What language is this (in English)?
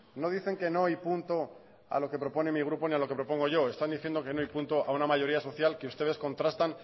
Spanish